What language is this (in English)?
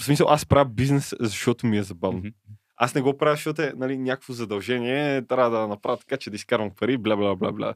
Bulgarian